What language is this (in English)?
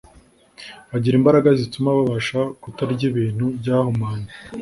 Kinyarwanda